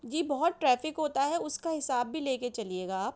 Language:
Urdu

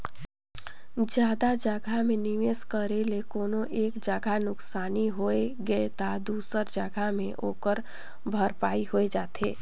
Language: Chhattisgarhi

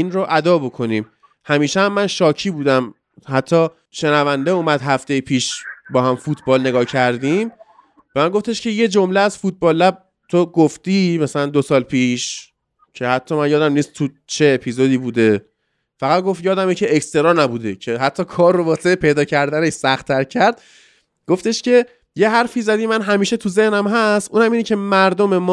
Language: Persian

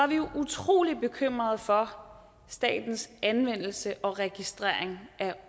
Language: Danish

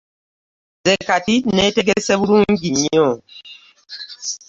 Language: Ganda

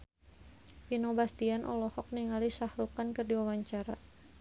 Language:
Sundanese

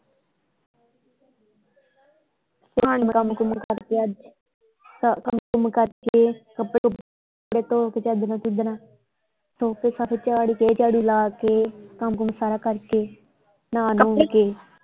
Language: Punjabi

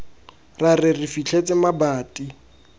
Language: Tswana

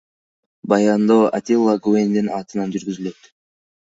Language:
Kyrgyz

